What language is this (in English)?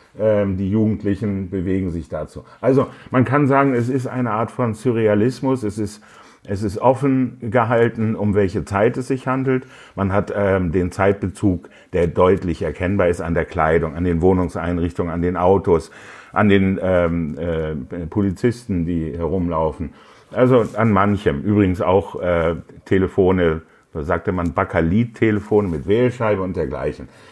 German